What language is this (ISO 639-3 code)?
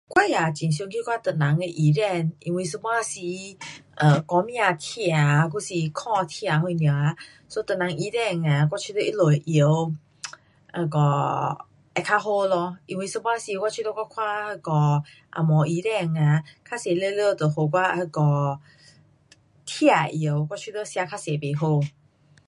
cpx